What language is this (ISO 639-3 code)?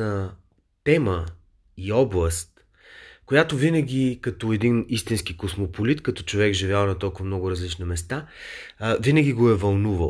bul